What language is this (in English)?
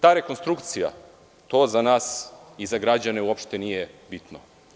Serbian